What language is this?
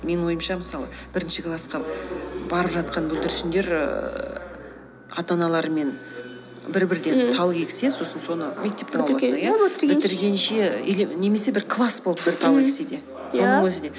Kazakh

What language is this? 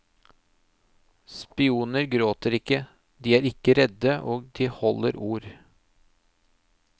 Norwegian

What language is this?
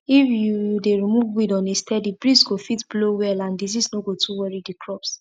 Nigerian Pidgin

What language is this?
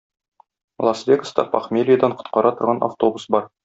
Tatar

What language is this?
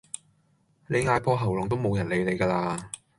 Cantonese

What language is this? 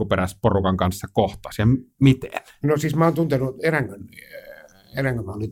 Finnish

